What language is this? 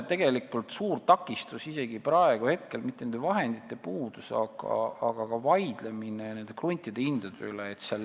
Estonian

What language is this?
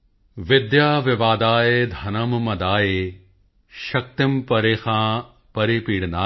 Punjabi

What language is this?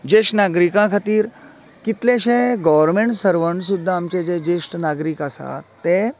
Konkani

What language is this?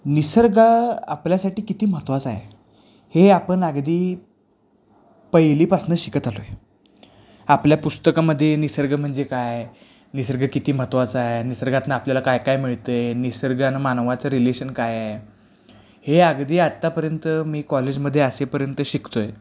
Marathi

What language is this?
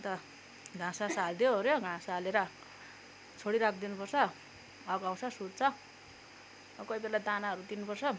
Nepali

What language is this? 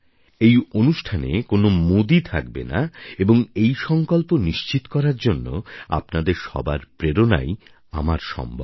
Bangla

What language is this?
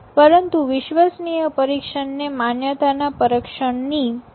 Gujarati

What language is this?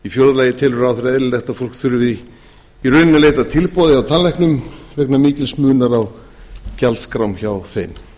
Icelandic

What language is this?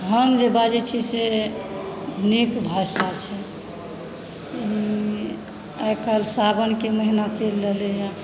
Maithili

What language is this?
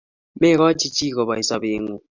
Kalenjin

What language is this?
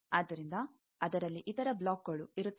Kannada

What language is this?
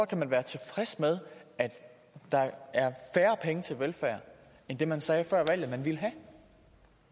Danish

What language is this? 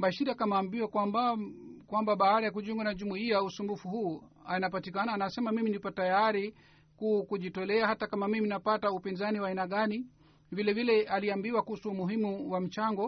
Swahili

